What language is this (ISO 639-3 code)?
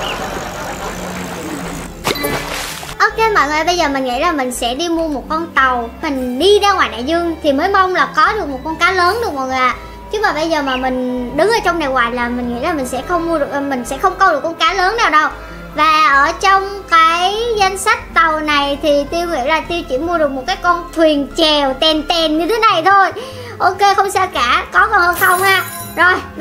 vie